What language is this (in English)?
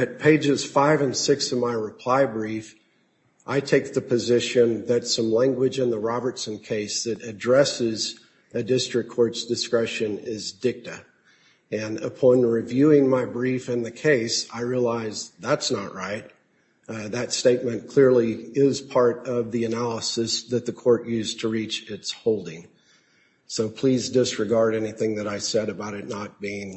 English